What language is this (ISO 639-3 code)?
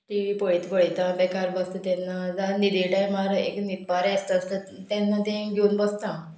kok